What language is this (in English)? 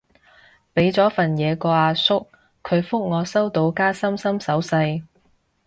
Cantonese